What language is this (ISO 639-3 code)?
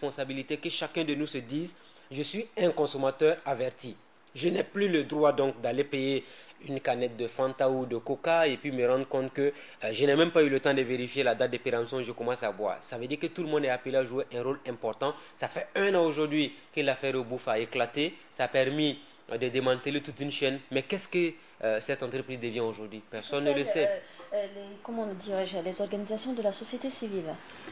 fra